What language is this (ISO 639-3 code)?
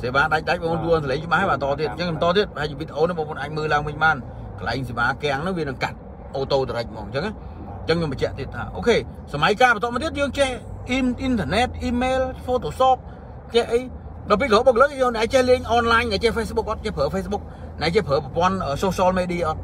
vie